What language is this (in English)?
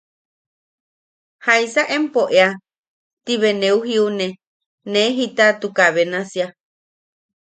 Yaqui